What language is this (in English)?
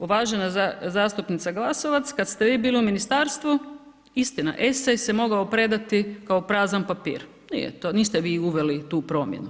Croatian